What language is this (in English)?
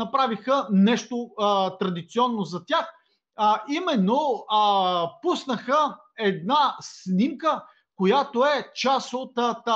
Bulgarian